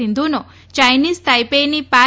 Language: Gujarati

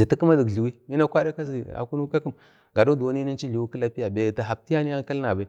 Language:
Bade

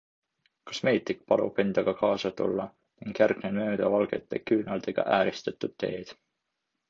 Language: Estonian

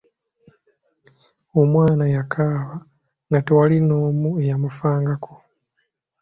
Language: Ganda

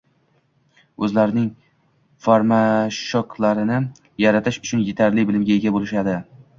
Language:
Uzbek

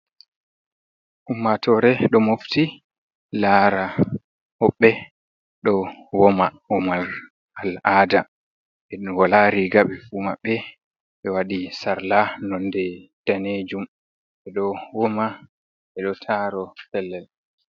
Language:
Fula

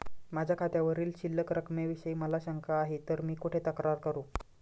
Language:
Marathi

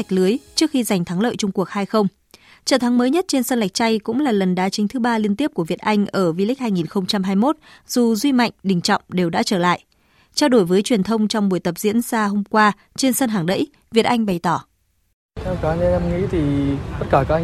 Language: Vietnamese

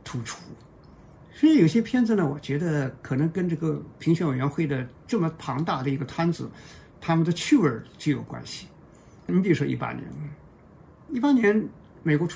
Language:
Chinese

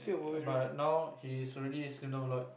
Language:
English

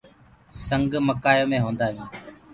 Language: Gurgula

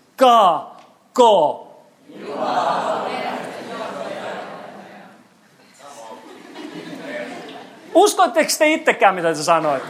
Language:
Finnish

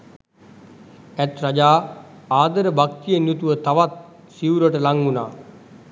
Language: Sinhala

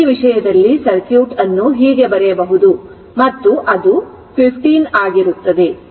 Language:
Kannada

